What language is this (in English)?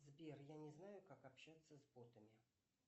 Russian